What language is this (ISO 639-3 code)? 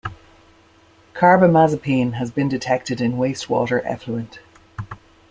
eng